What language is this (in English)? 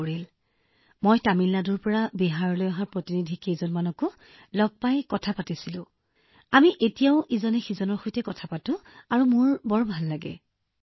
Assamese